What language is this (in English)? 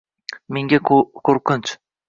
Uzbek